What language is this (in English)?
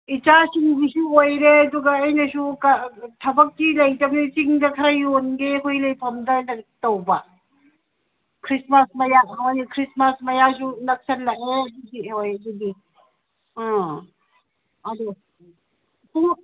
Manipuri